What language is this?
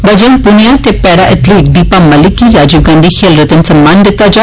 Dogri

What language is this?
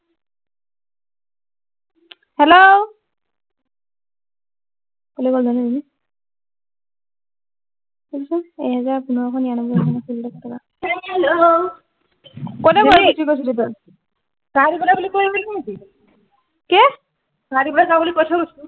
Assamese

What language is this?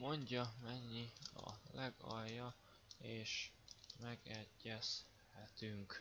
Hungarian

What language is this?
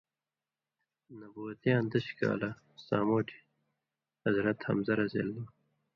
Indus Kohistani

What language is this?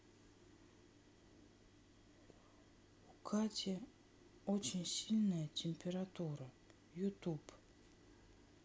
Russian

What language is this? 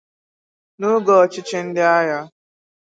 Igbo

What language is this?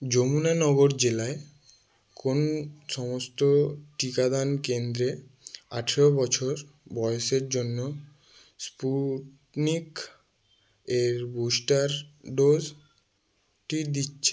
Bangla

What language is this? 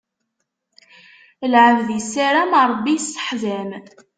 Kabyle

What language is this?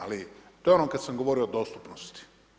Croatian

